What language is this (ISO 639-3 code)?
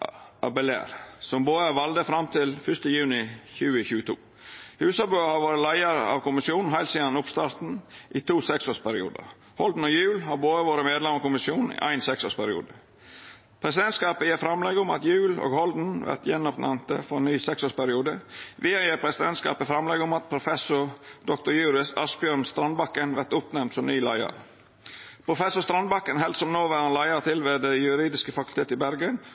nno